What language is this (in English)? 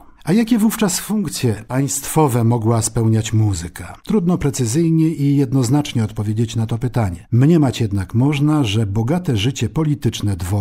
Polish